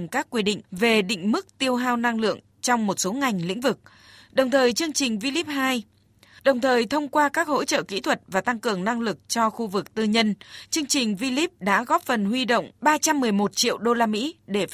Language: Vietnamese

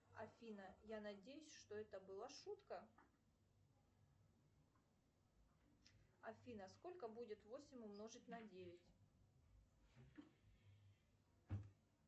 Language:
Russian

